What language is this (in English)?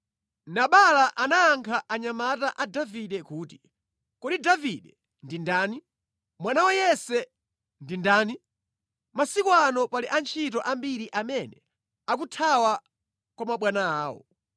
Nyanja